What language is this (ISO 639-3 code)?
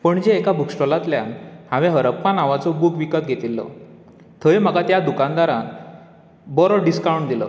kok